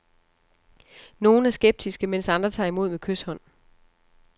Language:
Danish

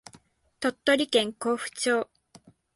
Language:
Japanese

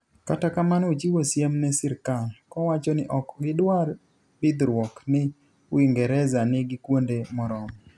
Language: Luo (Kenya and Tanzania)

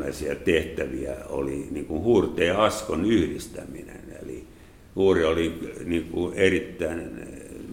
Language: Finnish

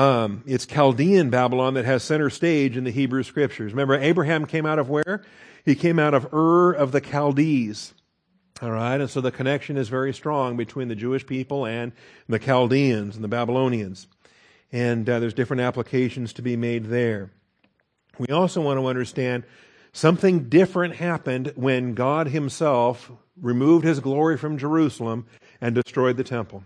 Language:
English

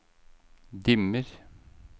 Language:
Norwegian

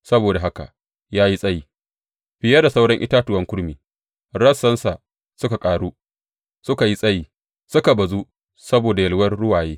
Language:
Hausa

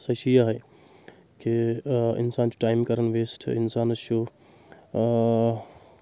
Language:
Kashmiri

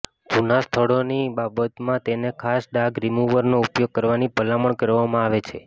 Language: Gujarati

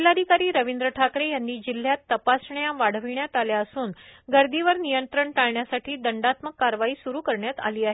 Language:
Marathi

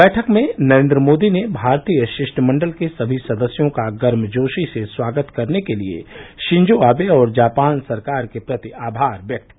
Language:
Hindi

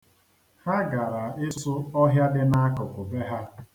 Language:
Igbo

